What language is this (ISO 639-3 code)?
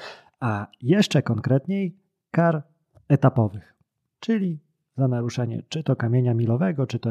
pol